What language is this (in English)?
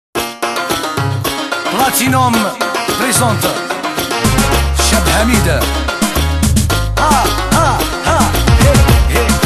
Arabic